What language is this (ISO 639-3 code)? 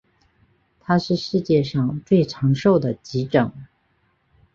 zho